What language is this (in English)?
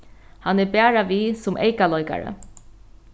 Faroese